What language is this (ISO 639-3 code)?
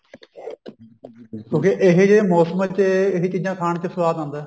pan